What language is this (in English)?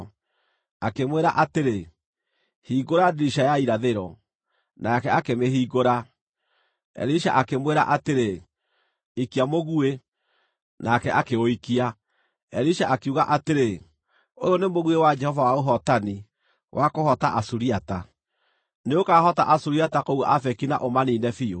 Kikuyu